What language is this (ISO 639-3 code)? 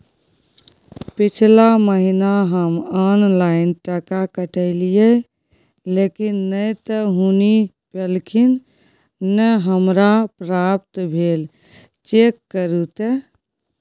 mai